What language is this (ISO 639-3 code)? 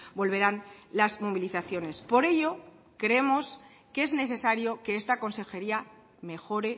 spa